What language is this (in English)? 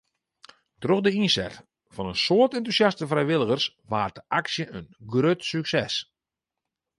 Western Frisian